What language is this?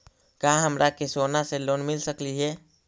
Magahi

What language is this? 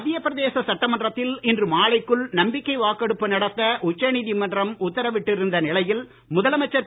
Tamil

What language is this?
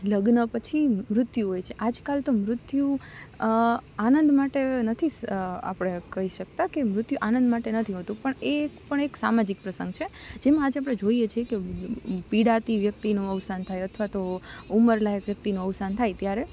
Gujarati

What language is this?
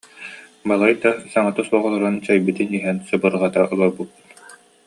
Yakut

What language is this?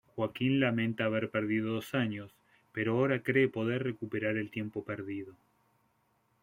Spanish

